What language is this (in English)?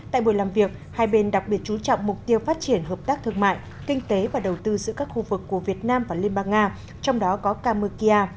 Vietnamese